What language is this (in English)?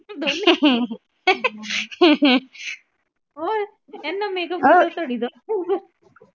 Punjabi